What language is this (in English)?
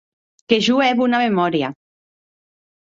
Occitan